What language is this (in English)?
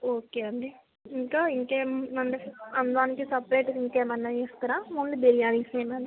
Telugu